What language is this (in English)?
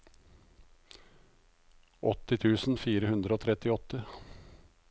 Norwegian